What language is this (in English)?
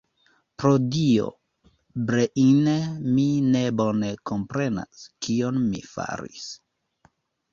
Esperanto